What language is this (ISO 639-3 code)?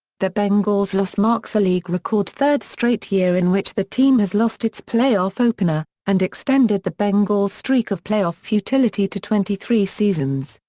eng